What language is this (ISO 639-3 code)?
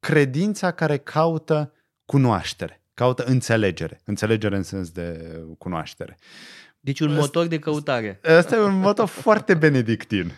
ron